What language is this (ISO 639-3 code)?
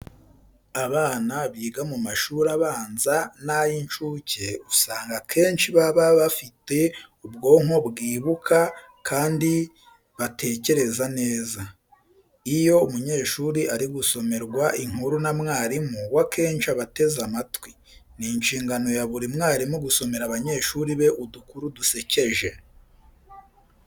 kin